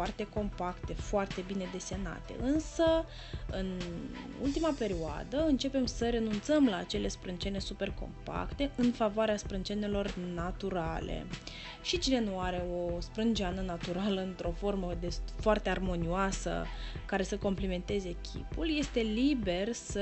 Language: Romanian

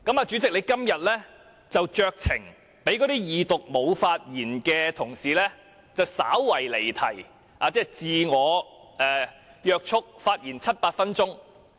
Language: Cantonese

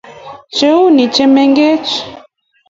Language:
Kalenjin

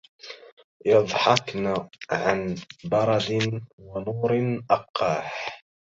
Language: Arabic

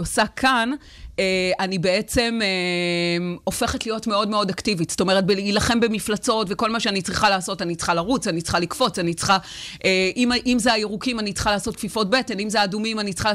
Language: Hebrew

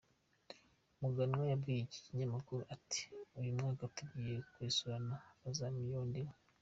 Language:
Kinyarwanda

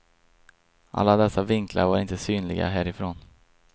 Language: Swedish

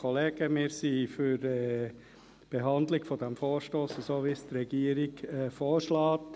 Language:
Swiss German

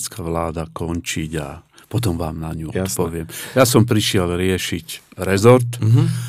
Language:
Slovak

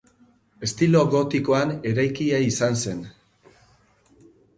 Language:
Basque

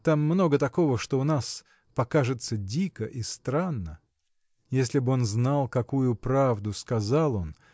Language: Russian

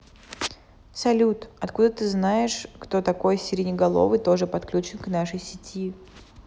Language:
Russian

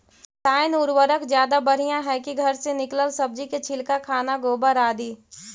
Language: Magahi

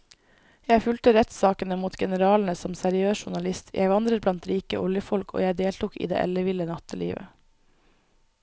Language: Norwegian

